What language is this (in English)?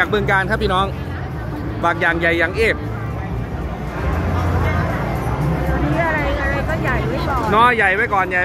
Thai